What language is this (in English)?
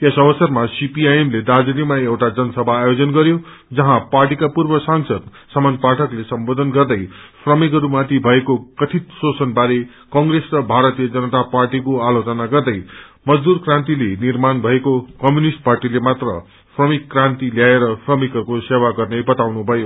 Nepali